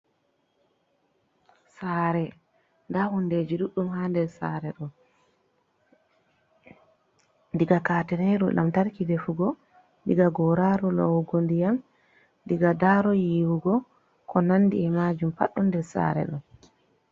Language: Fula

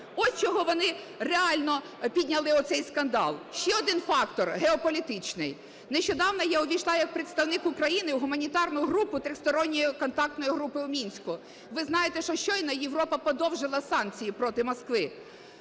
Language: Ukrainian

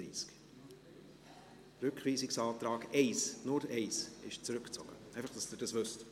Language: Swiss German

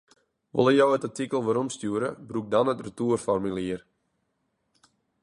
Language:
Western Frisian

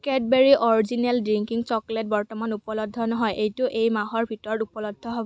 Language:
Assamese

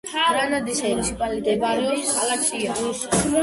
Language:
Georgian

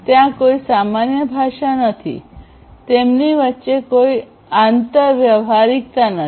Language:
Gujarati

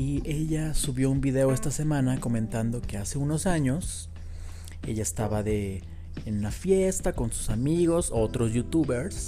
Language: Spanish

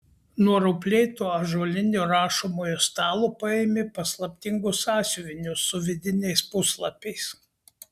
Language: Lithuanian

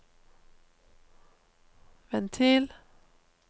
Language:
Norwegian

